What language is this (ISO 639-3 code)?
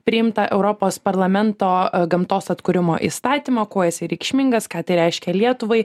lit